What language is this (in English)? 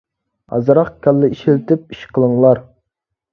Uyghur